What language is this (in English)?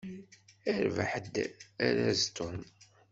Kabyle